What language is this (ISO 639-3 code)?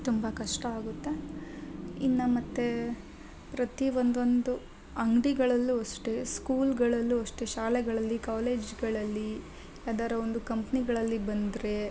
kan